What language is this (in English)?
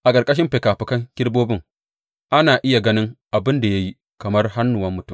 Hausa